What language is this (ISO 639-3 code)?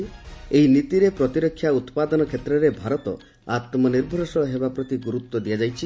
ori